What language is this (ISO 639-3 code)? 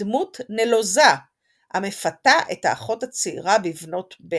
heb